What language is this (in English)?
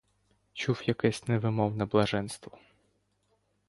Ukrainian